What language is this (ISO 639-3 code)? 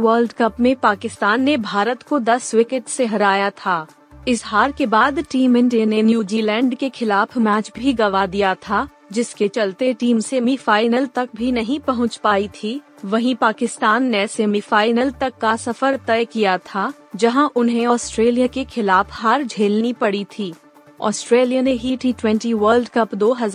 hin